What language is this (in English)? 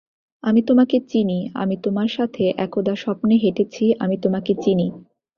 Bangla